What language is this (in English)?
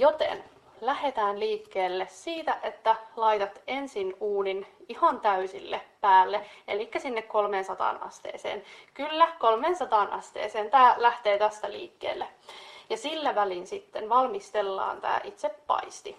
Finnish